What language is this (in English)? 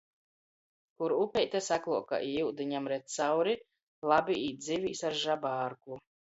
Latgalian